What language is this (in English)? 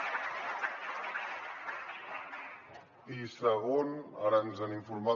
Catalan